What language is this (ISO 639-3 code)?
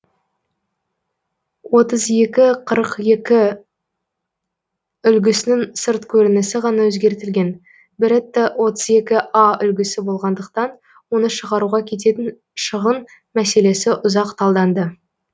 kaz